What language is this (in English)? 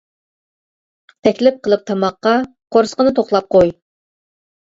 Uyghur